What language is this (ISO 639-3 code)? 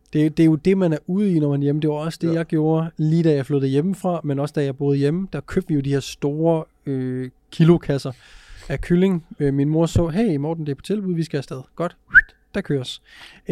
dan